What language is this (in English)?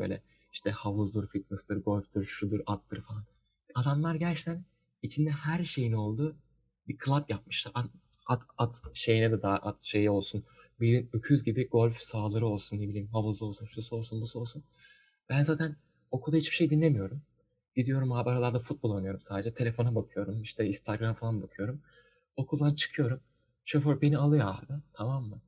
Turkish